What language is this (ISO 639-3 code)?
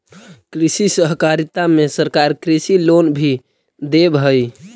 mag